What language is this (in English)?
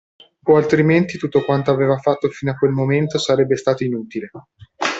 Italian